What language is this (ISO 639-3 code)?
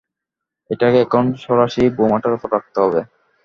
ben